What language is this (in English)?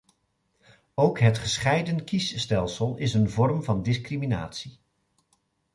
Dutch